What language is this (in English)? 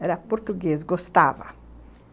Portuguese